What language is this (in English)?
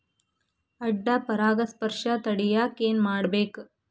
Kannada